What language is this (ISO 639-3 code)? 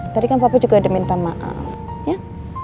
ind